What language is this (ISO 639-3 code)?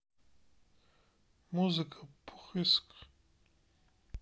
rus